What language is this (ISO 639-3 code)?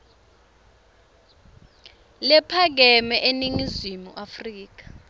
ssw